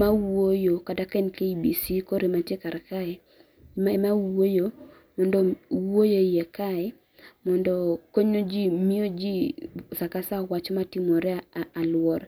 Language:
Luo (Kenya and Tanzania)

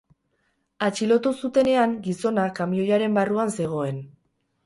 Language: Basque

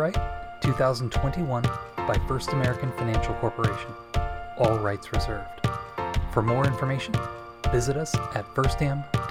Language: English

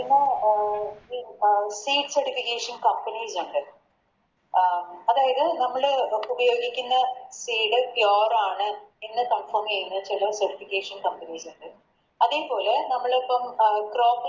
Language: Malayalam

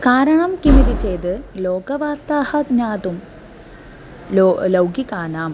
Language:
Sanskrit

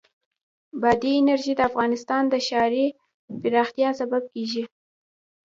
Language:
Pashto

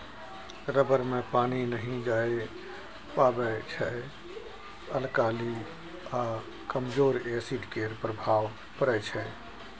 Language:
Maithili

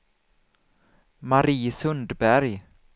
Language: Swedish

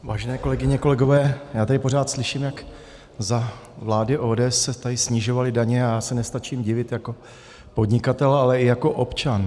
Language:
Czech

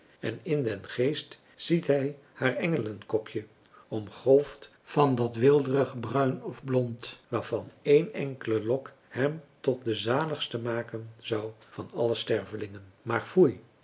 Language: Dutch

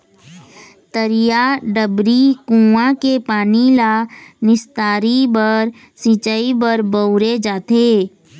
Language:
Chhattisgarhi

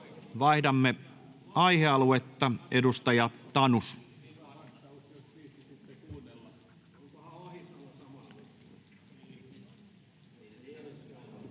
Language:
Finnish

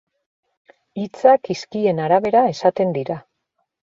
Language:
Basque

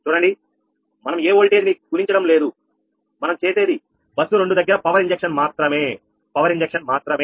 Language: Telugu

